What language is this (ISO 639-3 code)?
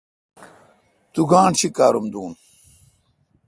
xka